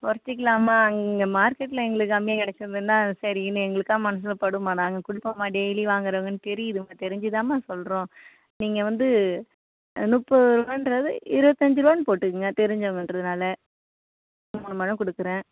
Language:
Tamil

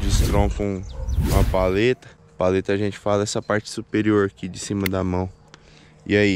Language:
Portuguese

